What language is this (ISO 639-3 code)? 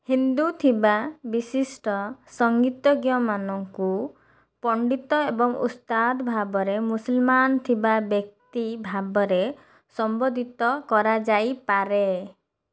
ori